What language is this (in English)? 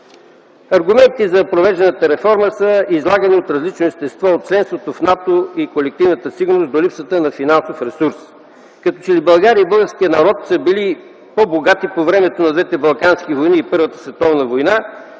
Bulgarian